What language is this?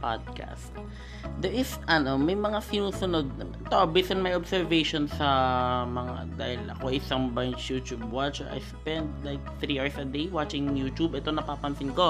Filipino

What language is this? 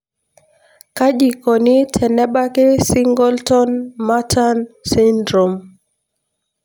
Masai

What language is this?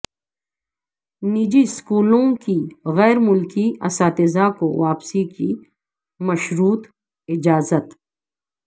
Urdu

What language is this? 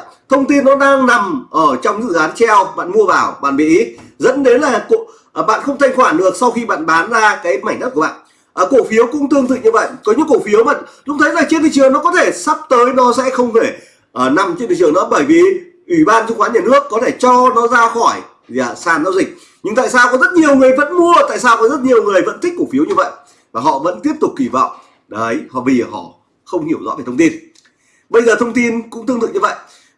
Vietnamese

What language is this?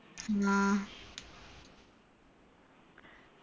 Malayalam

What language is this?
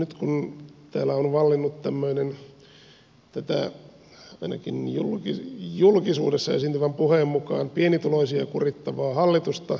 Finnish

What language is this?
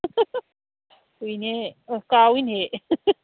Manipuri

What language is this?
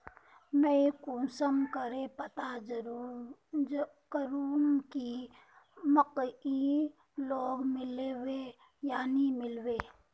Magahi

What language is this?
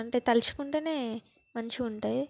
Telugu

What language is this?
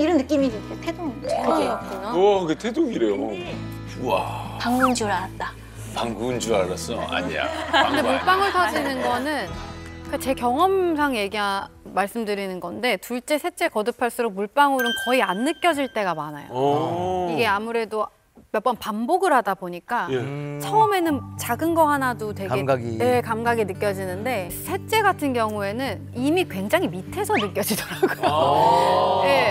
Korean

